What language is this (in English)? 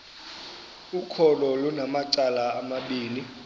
Xhosa